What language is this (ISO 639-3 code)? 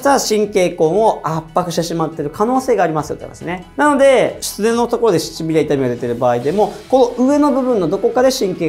jpn